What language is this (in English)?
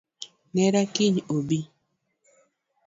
Luo (Kenya and Tanzania)